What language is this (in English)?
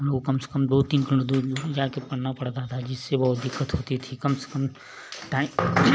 Hindi